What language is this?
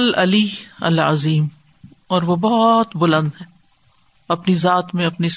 Urdu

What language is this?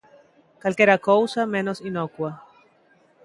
Galician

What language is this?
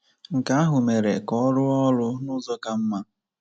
Igbo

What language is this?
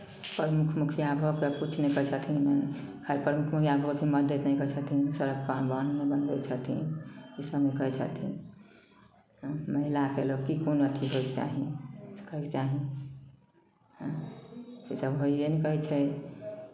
Maithili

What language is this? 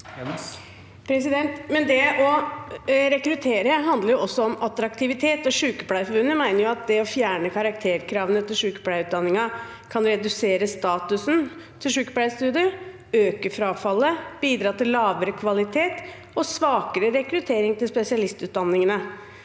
Norwegian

